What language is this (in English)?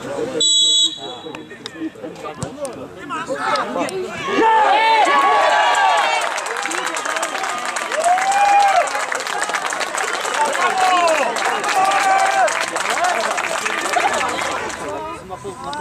Polish